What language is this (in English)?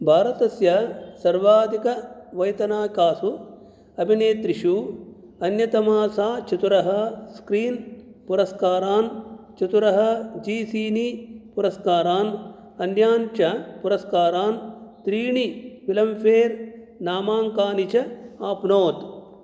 Sanskrit